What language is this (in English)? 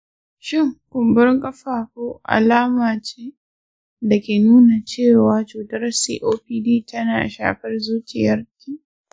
Hausa